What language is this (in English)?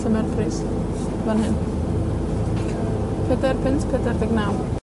Welsh